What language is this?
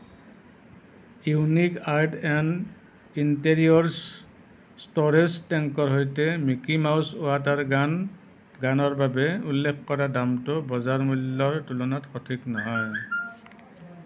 Assamese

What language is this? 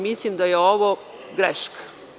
Serbian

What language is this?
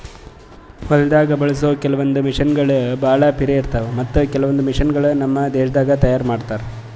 Kannada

